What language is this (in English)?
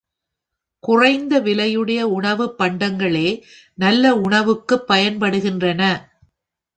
Tamil